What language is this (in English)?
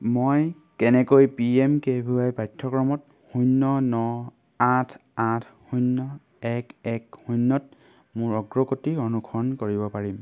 Assamese